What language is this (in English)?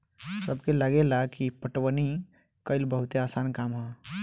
Bhojpuri